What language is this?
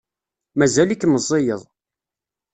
Kabyle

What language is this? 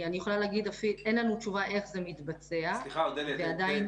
Hebrew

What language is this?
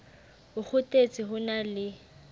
Southern Sotho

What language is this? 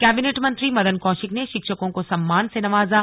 Hindi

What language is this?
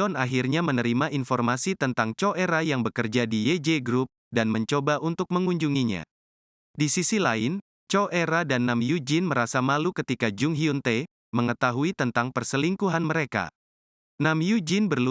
Indonesian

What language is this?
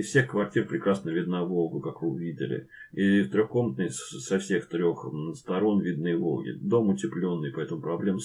Russian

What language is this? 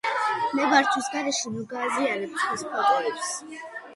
Georgian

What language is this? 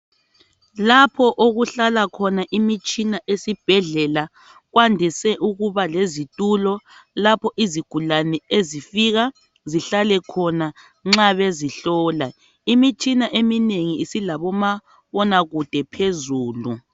North Ndebele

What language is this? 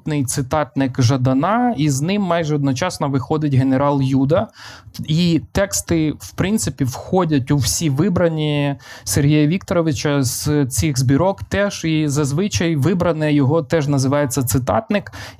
Ukrainian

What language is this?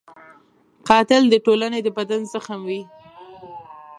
Pashto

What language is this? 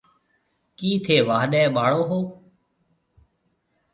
Marwari (Pakistan)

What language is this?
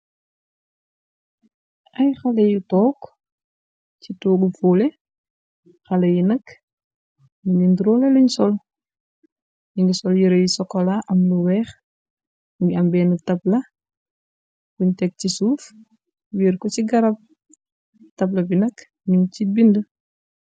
Wolof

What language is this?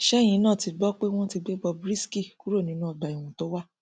Yoruba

